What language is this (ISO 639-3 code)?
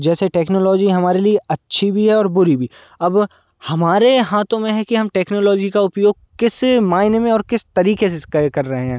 hin